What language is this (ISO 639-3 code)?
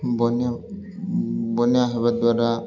ori